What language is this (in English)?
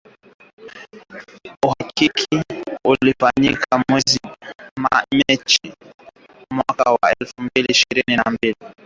Swahili